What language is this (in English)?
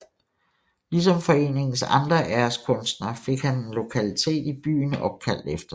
Danish